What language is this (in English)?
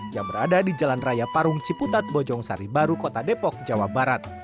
Indonesian